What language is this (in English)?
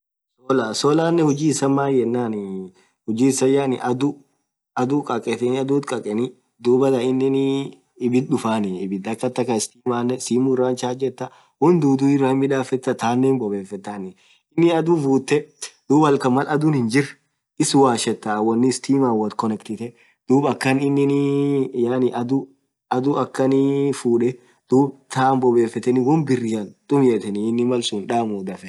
Orma